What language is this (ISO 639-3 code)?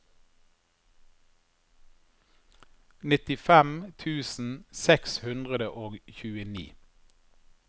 nor